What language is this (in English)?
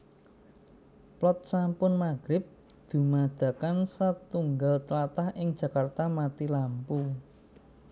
Javanese